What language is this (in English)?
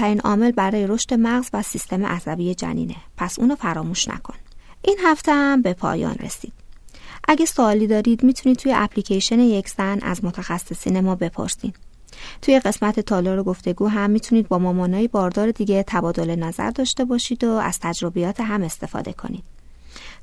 Persian